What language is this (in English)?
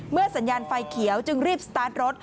Thai